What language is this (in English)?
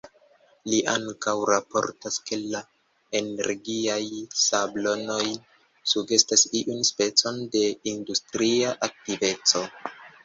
Esperanto